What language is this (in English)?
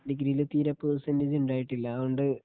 Malayalam